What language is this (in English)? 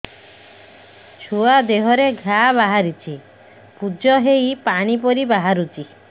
Odia